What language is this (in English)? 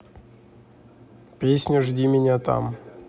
Russian